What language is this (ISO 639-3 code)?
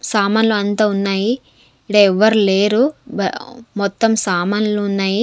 tel